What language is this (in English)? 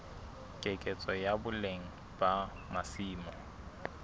Southern Sotho